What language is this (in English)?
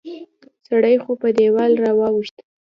Pashto